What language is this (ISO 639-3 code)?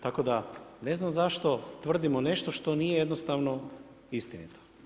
hrv